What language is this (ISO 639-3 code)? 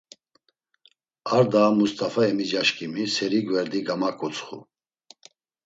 lzz